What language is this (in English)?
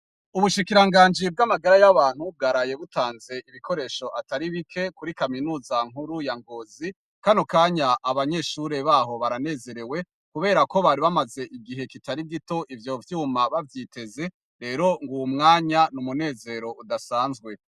Rundi